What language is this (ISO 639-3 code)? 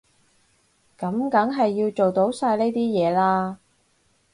yue